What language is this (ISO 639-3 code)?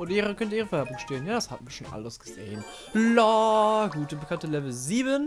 deu